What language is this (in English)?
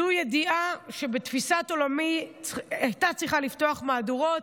Hebrew